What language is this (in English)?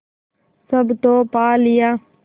Hindi